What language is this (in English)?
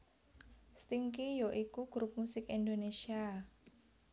Javanese